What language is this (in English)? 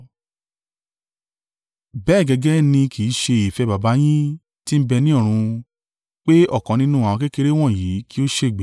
Yoruba